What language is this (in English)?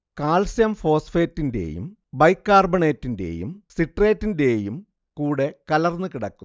Malayalam